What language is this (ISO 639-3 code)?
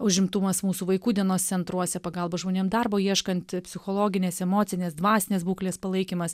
lit